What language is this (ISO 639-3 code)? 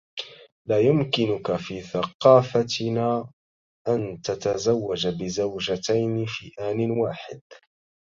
ara